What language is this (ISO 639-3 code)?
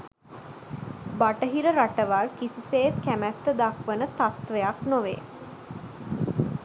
sin